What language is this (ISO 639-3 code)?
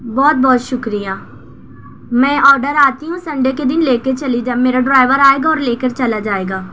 urd